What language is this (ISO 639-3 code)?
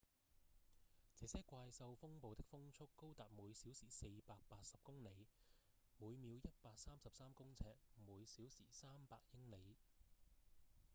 yue